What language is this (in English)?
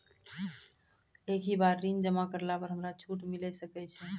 Maithili